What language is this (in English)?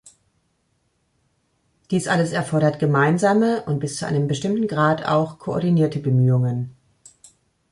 German